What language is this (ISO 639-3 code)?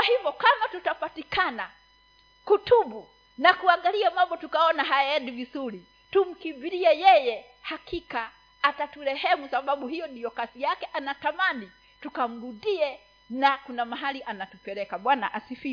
swa